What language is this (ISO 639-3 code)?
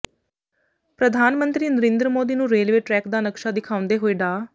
pan